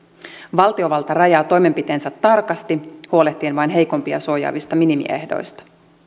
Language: Finnish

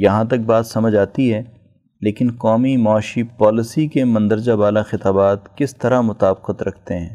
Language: Urdu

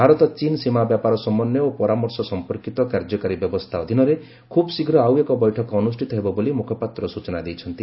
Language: Odia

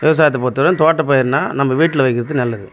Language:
Tamil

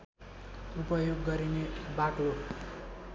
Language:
Nepali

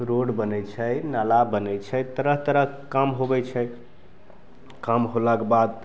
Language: Maithili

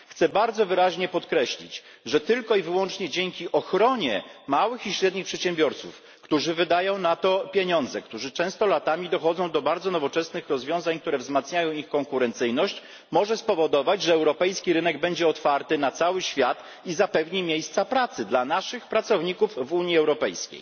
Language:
Polish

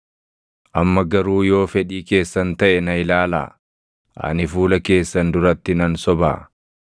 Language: Oromo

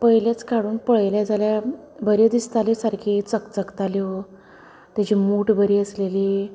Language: Konkani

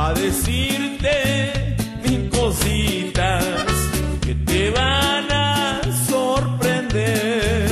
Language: Romanian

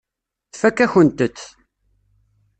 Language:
Kabyle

